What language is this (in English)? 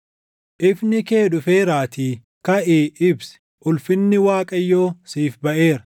Oromo